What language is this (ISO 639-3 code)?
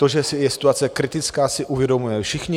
ces